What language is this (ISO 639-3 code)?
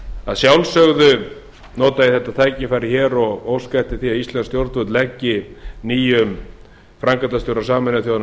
isl